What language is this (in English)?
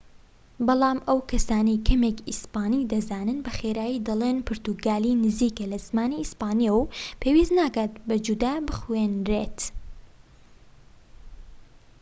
Central Kurdish